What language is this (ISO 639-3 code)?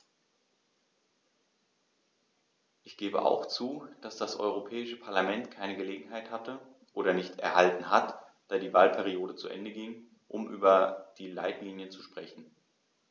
deu